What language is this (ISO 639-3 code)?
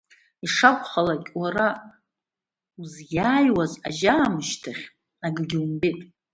abk